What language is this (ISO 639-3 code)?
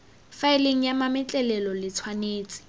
tsn